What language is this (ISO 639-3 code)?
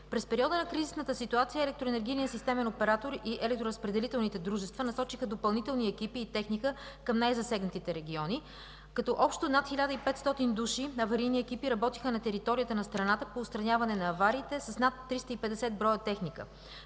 bul